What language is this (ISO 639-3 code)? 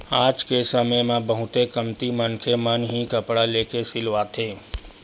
hne